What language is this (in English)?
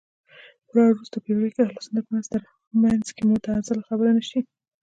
Pashto